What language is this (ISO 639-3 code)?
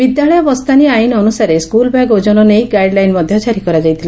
ori